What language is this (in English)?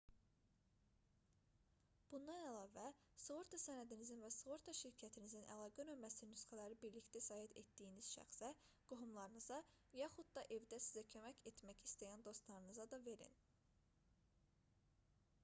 Azerbaijani